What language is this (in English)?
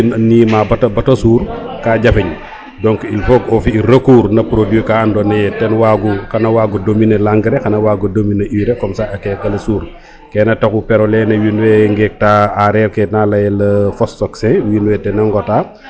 Serer